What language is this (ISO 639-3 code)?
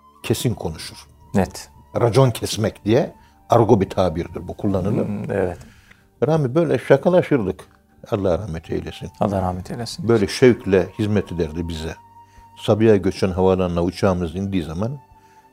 tur